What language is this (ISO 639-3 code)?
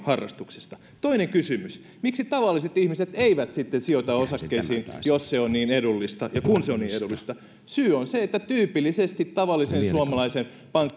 fin